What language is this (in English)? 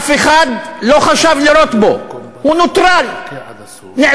Hebrew